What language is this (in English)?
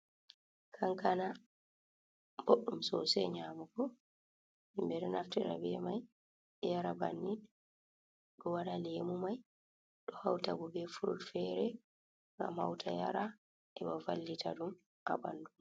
Fula